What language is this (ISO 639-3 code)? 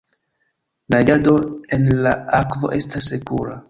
epo